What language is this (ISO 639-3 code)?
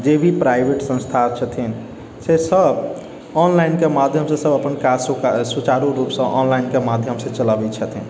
mai